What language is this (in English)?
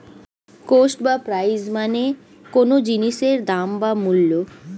Bangla